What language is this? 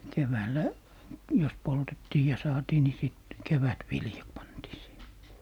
Finnish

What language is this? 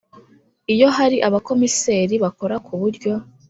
Kinyarwanda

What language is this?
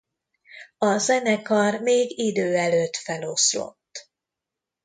Hungarian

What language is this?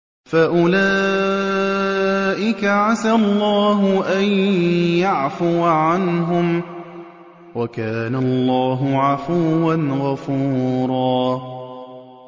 Arabic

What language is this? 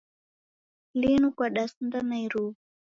Taita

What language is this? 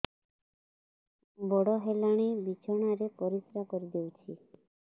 Odia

